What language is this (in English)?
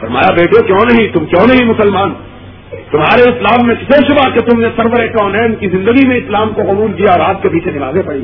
Urdu